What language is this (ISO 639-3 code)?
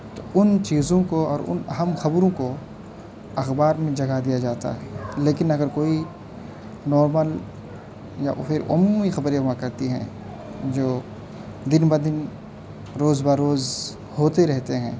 urd